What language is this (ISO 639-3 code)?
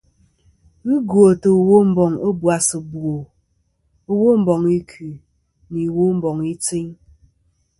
bkm